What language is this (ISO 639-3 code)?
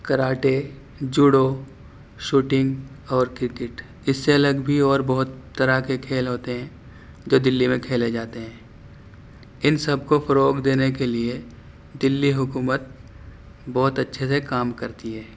urd